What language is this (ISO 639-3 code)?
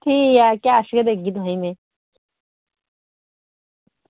doi